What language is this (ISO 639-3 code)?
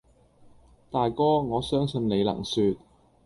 yue